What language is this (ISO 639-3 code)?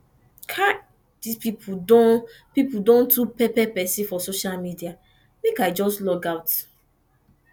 pcm